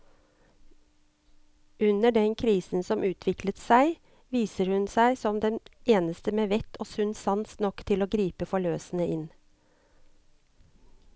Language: Norwegian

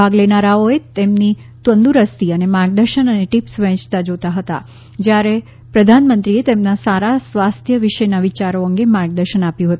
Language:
Gujarati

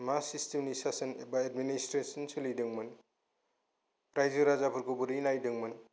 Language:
Bodo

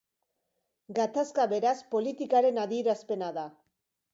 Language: Basque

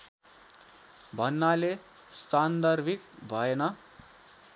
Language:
Nepali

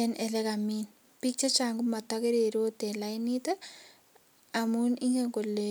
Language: Kalenjin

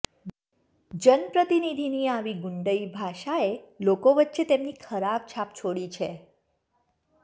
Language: Gujarati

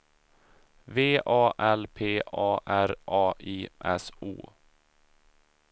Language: Swedish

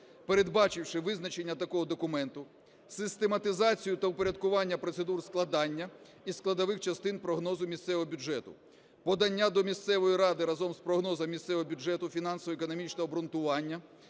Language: Ukrainian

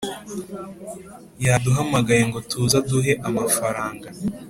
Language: Kinyarwanda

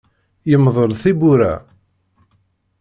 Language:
Kabyle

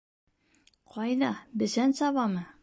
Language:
Bashkir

